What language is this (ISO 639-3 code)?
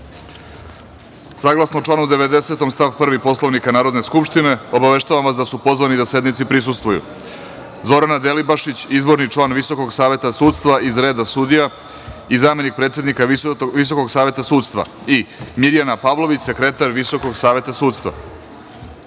srp